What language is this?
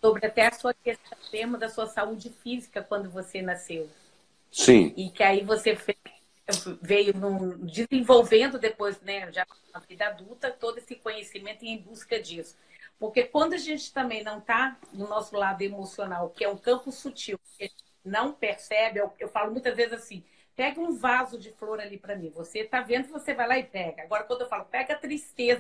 Portuguese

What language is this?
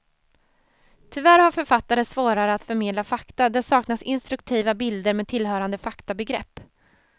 Swedish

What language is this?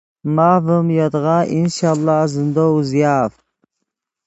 Yidgha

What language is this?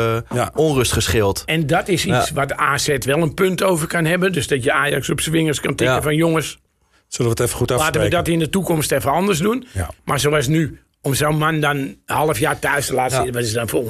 Dutch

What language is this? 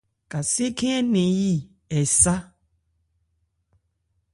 Ebrié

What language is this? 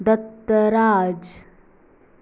Konkani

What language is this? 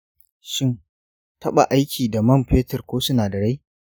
Hausa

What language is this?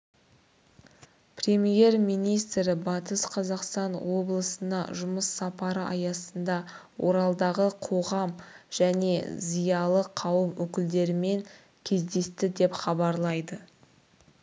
Kazakh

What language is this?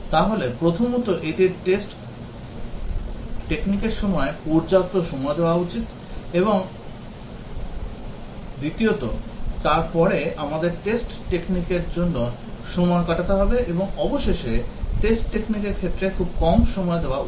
Bangla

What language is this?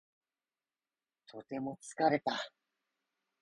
Japanese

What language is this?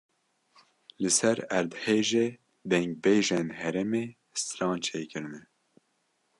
Kurdish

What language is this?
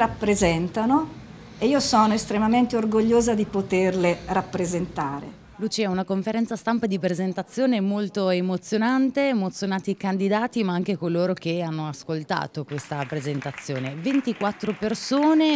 Italian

